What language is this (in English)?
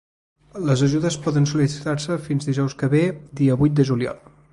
Catalan